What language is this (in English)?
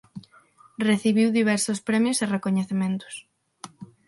Galician